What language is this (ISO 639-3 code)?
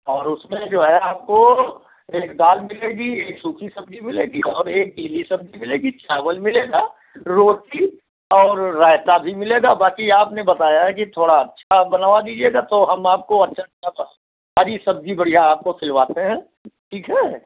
hin